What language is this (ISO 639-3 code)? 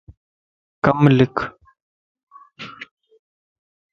lss